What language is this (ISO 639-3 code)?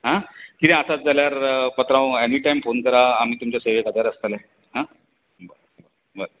kok